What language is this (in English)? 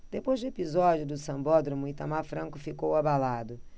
Portuguese